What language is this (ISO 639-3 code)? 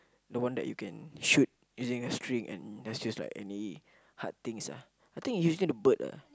eng